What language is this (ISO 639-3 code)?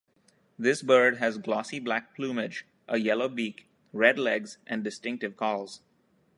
eng